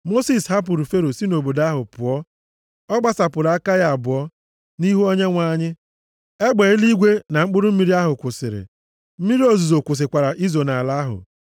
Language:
Igbo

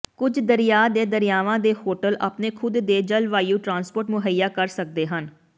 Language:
Punjabi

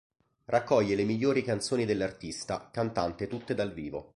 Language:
Italian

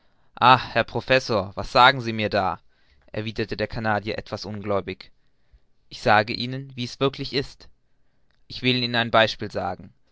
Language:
German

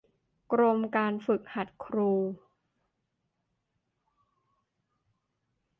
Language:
Thai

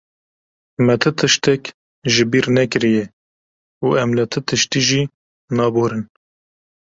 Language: Kurdish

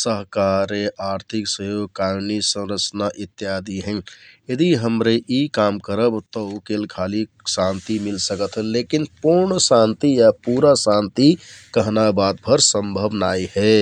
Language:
Kathoriya Tharu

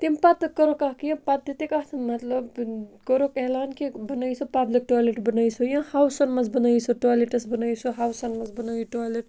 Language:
Kashmiri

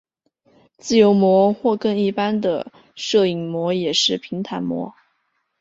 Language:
Chinese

